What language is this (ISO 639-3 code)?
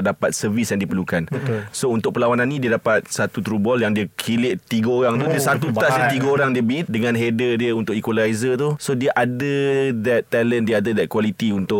msa